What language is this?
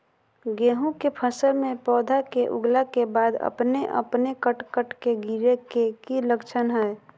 Magahi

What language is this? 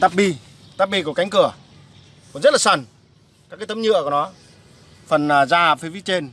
Vietnamese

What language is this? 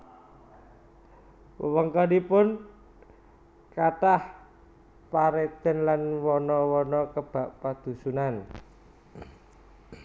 Javanese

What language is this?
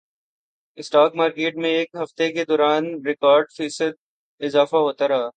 Urdu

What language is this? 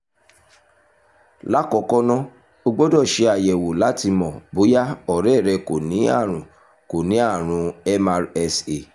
Yoruba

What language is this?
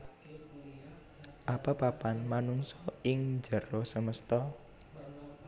Javanese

